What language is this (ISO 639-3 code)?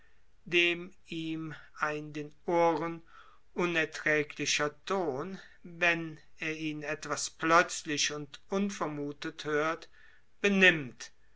deu